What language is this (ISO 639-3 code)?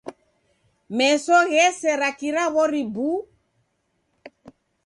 dav